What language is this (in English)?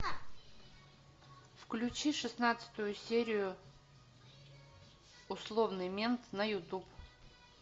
Russian